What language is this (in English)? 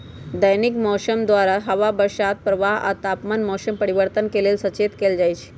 Magahi